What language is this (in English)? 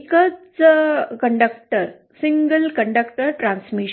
Marathi